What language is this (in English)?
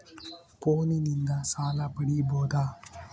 Kannada